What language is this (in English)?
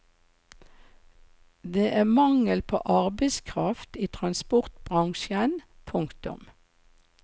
Norwegian